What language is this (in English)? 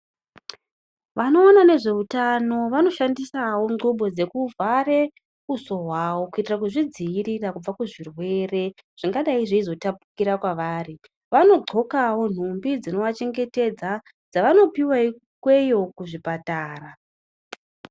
Ndau